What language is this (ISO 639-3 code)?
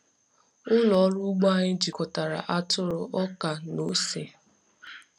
ibo